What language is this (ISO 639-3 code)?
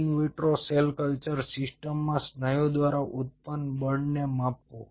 guj